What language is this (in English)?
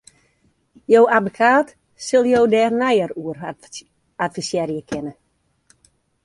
Western Frisian